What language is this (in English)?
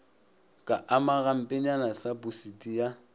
Northern Sotho